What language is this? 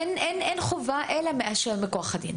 Hebrew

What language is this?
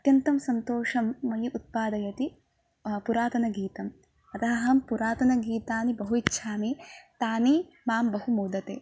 Sanskrit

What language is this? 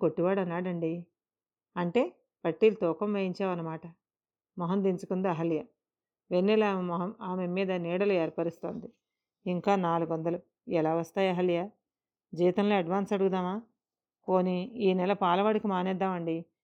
Telugu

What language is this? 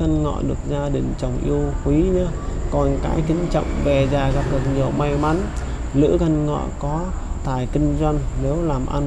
Vietnamese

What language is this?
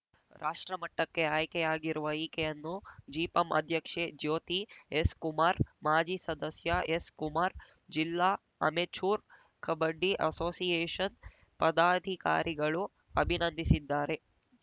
Kannada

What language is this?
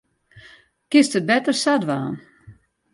Western Frisian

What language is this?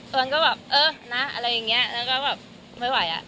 Thai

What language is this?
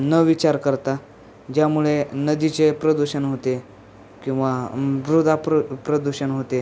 Marathi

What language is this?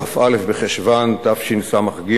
Hebrew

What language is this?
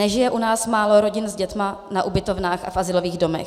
Czech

